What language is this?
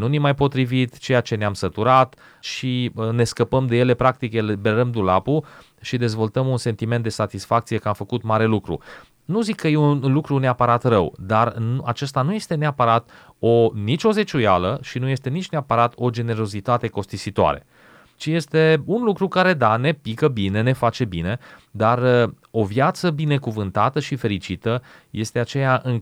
Romanian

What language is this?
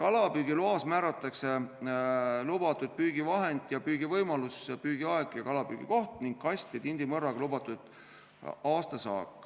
Estonian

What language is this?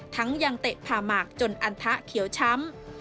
Thai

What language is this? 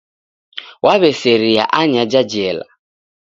Taita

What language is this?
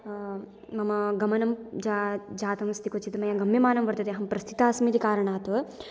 Sanskrit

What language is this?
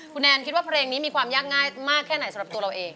Thai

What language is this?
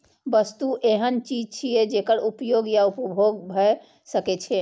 Maithili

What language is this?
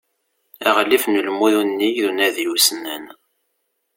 Kabyle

